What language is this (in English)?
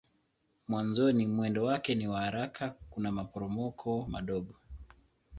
Swahili